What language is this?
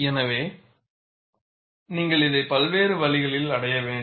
Tamil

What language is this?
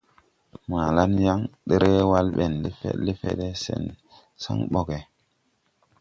Tupuri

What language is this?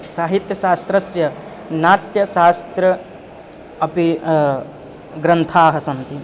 Sanskrit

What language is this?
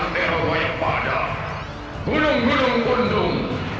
Indonesian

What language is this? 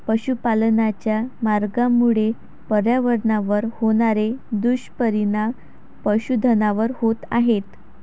Marathi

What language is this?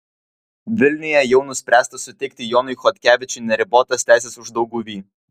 Lithuanian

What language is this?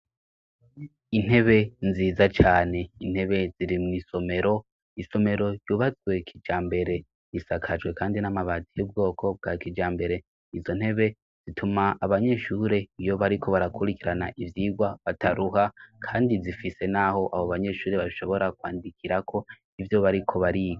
Rundi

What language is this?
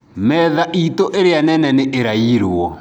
Kikuyu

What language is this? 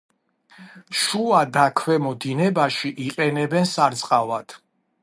Georgian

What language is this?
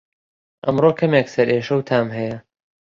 Central Kurdish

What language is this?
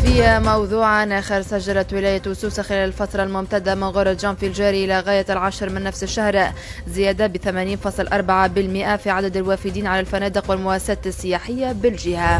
Arabic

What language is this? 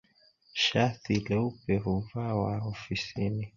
Swahili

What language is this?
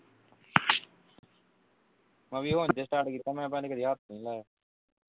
Punjabi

